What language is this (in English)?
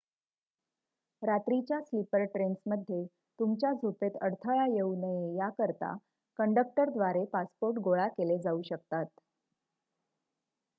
Marathi